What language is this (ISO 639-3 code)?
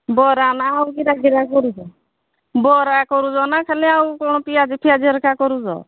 ori